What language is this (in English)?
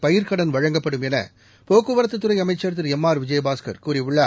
Tamil